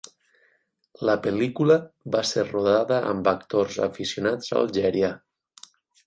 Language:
Catalan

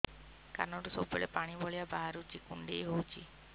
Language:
Odia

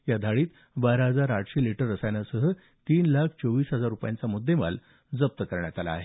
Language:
Marathi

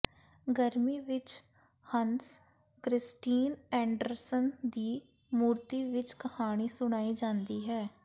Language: Punjabi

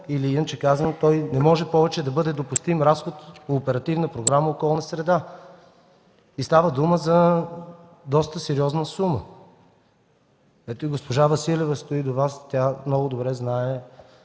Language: Bulgarian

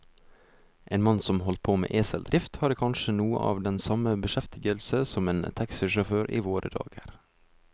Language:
Norwegian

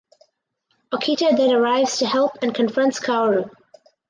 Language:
English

